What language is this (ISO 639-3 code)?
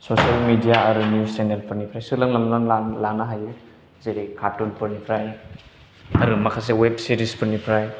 brx